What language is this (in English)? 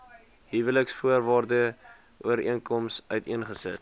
Afrikaans